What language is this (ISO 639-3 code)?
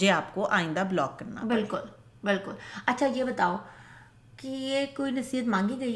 urd